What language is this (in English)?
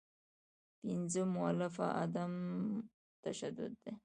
Pashto